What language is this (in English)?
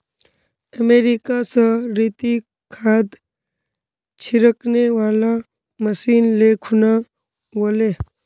Magahi